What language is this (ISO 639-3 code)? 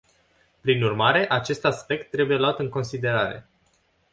ron